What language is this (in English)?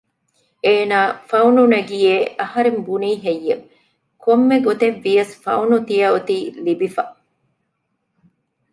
Divehi